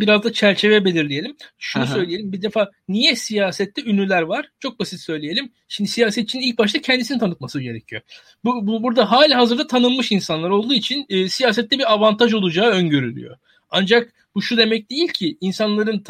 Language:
Turkish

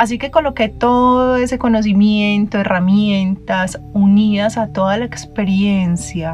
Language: Spanish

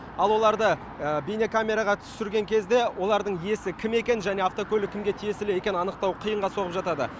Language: Kazakh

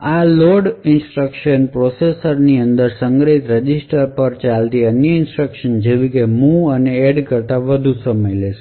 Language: Gujarati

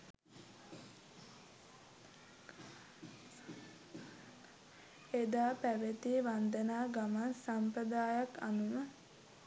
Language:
Sinhala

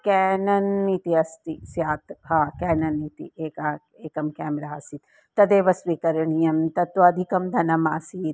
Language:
Sanskrit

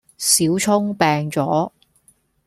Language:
Cantonese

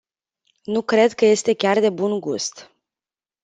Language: Romanian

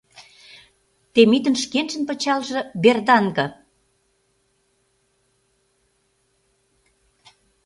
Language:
Mari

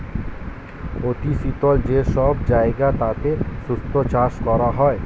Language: Bangla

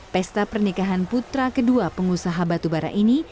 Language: Indonesian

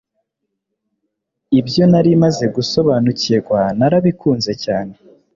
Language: Kinyarwanda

